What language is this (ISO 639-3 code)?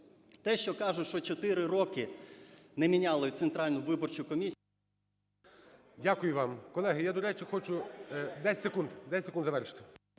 ukr